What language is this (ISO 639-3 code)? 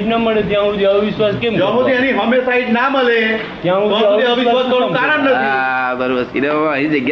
guj